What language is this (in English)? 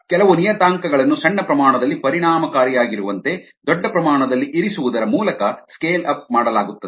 Kannada